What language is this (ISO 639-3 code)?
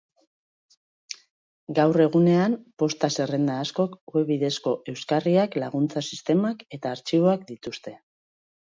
eus